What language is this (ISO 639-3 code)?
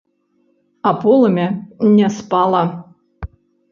bel